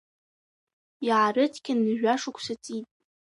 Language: Abkhazian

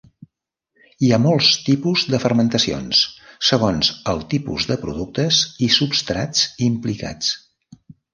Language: Catalan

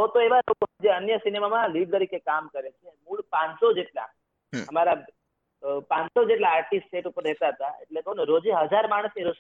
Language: Gujarati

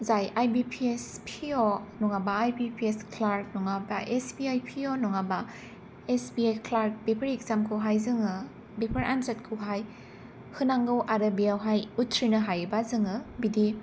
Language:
Bodo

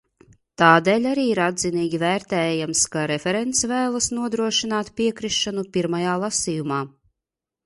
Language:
Latvian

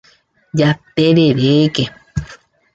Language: Guarani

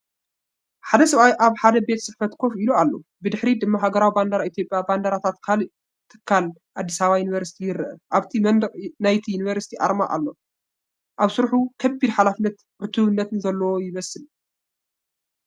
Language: Tigrinya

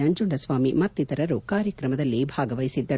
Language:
Kannada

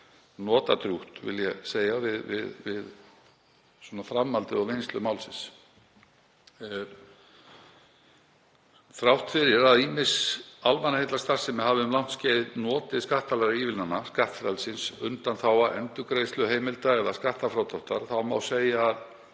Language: Icelandic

